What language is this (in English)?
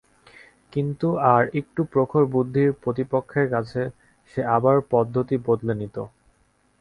Bangla